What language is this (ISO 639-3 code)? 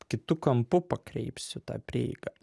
lit